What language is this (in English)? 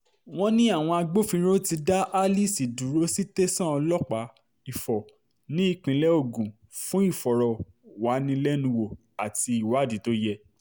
Yoruba